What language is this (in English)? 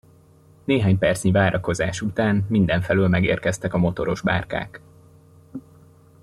Hungarian